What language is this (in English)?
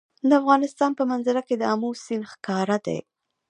Pashto